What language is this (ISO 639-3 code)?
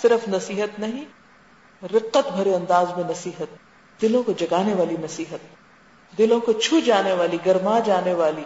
urd